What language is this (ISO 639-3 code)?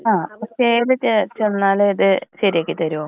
mal